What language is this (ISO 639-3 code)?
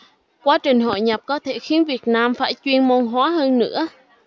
vie